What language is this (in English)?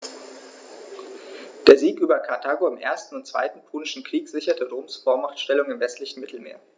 German